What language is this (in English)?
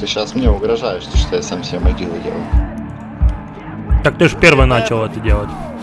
Russian